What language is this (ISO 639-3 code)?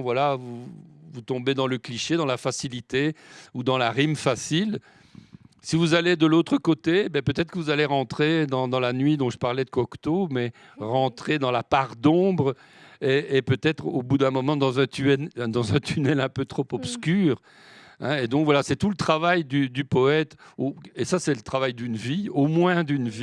fra